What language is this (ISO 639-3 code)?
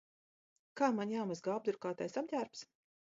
lav